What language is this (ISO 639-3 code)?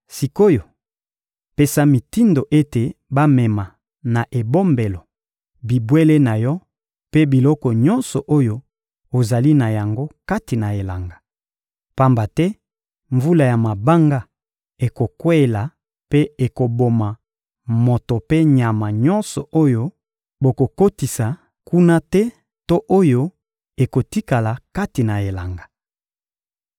lin